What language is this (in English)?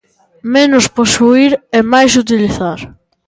Galician